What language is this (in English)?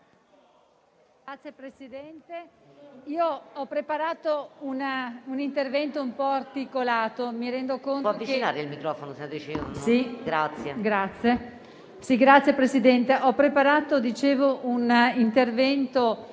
Italian